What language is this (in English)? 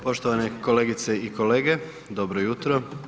Croatian